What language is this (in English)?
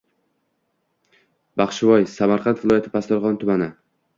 Uzbek